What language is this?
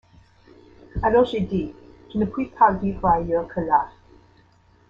French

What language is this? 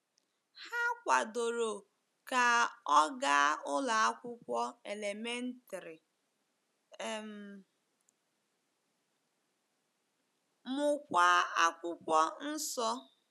Igbo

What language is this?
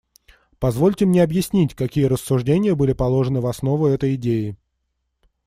Russian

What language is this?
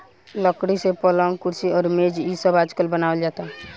Bhojpuri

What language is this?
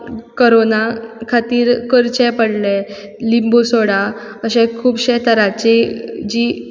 Konkani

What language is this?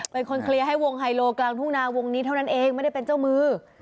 Thai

